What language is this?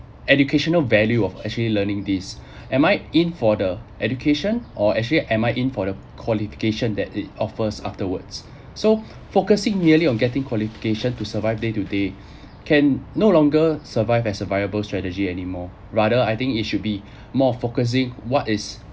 English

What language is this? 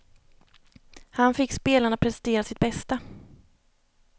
Swedish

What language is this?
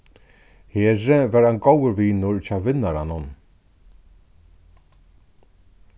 Faroese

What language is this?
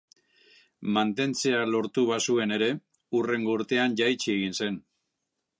Basque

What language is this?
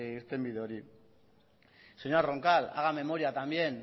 Basque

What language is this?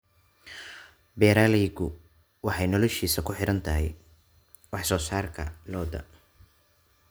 Somali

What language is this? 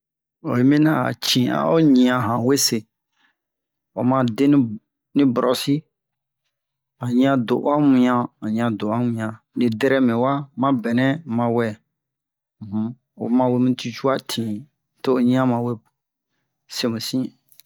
Bomu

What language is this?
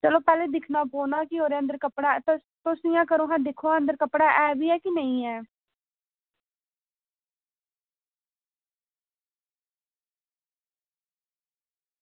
Dogri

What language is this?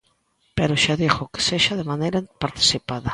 Galician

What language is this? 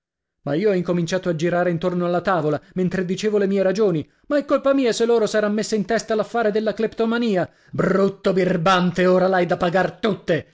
Italian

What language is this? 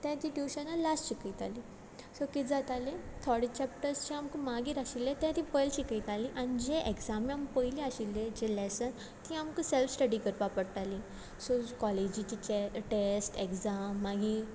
Konkani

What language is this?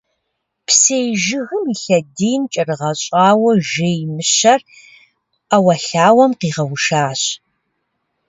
Kabardian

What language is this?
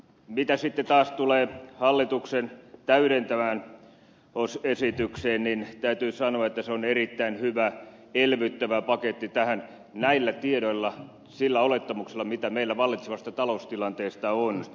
Finnish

